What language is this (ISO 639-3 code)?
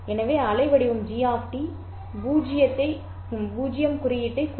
tam